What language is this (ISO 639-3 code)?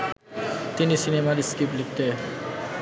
ben